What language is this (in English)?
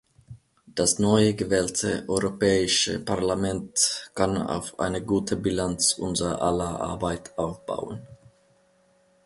German